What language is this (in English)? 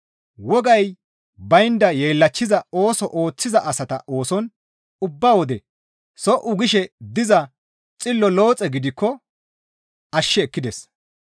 Gamo